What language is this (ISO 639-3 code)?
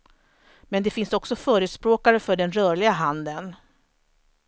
swe